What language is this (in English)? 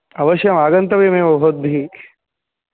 Sanskrit